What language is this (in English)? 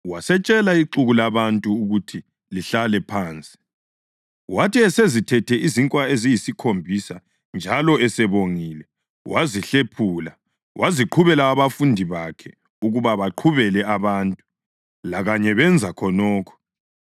North Ndebele